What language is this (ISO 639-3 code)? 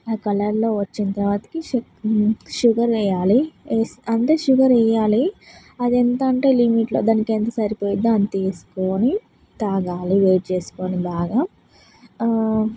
tel